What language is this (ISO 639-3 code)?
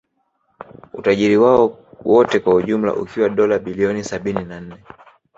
swa